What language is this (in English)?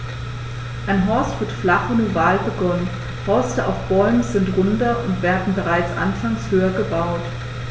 German